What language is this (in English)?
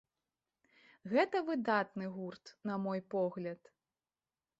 Belarusian